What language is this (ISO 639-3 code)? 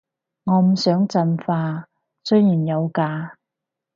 yue